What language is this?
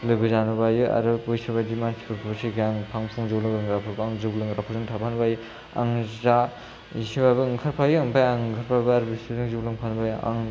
Bodo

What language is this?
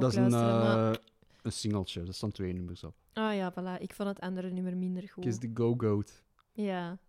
Dutch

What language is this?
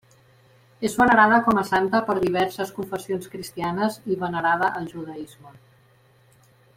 Catalan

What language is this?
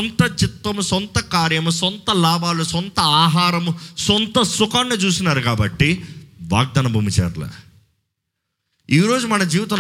Telugu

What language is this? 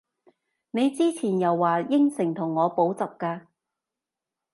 Cantonese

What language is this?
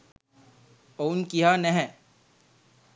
Sinhala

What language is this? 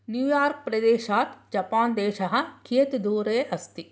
Sanskrit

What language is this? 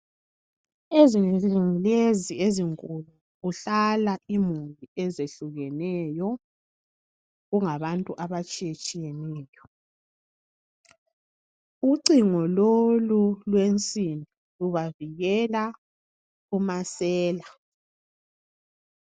North Ndebele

